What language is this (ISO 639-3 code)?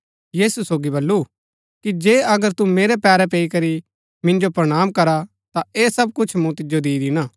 gbk